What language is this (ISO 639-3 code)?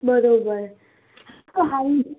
guj